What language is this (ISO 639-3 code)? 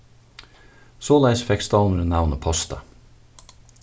fao